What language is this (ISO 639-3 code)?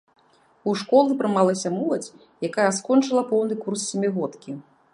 bel